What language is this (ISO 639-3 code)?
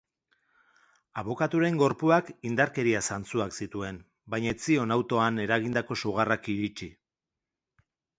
eus